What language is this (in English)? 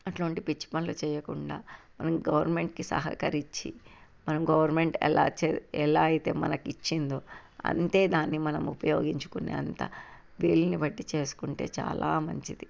Telugu